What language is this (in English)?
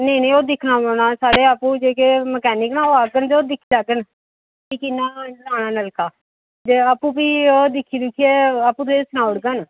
Dogri